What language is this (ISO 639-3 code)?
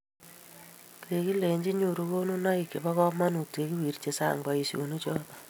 kln